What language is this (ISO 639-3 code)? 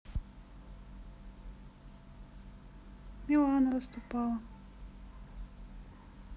rus